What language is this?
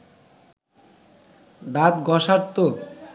Bangla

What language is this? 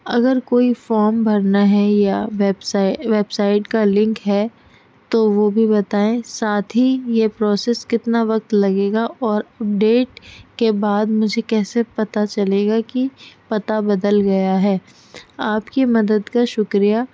Urdu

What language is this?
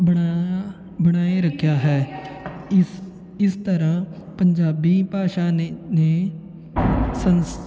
Punjabi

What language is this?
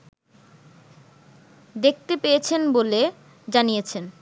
Bangla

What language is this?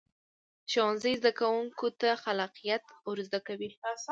Pashto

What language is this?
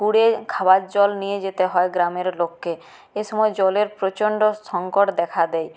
Bangla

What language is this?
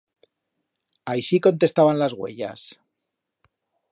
Aragonese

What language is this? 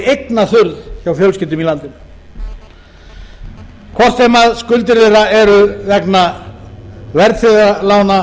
Icelandic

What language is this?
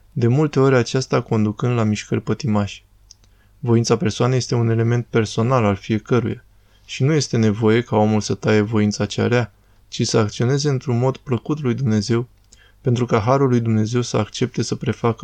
Romanian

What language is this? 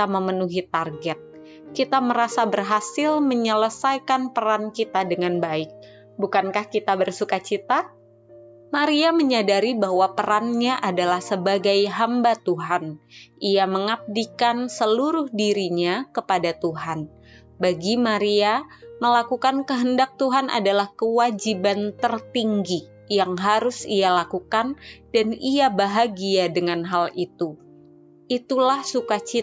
Indonesian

